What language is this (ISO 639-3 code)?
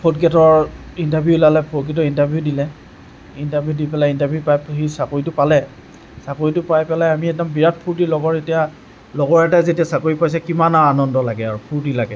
asm